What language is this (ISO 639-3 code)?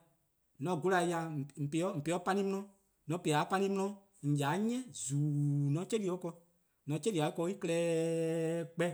kqo